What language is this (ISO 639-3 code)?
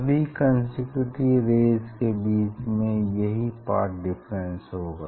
hin